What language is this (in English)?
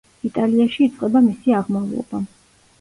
Georgian